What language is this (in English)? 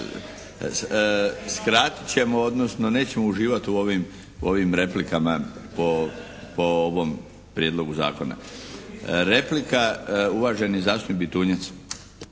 Croatian